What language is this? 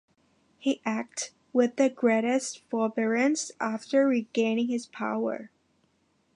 English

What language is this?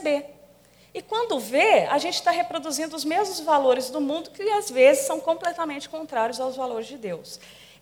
Portuguese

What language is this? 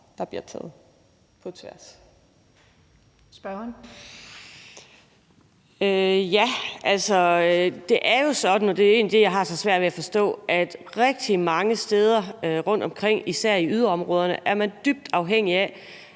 Danish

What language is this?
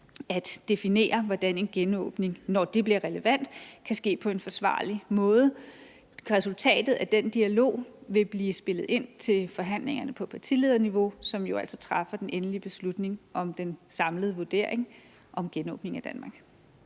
Danish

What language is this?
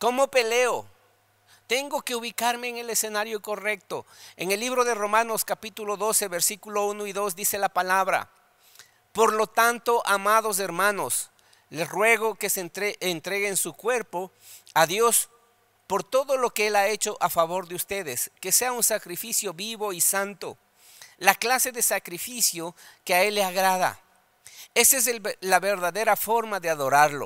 Spanish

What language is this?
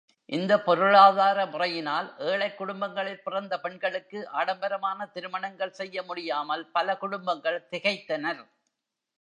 Tamil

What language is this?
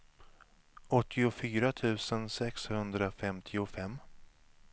Swedish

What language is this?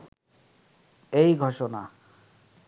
Bangla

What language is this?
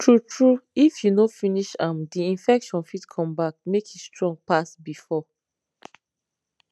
Nigerian Pidgin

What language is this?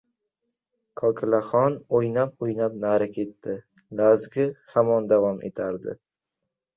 Uzbek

